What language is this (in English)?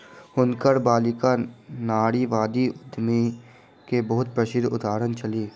Maithili